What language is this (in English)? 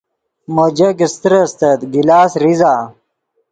Yidgha